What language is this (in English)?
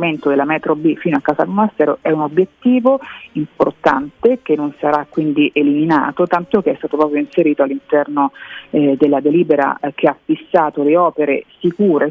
Italian